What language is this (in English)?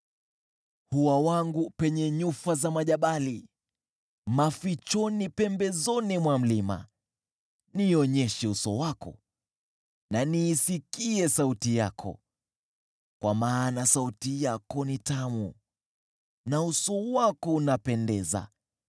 Swahili